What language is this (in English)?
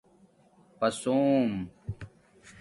Domaaki